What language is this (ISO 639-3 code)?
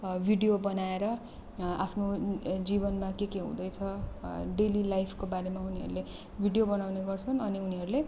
nep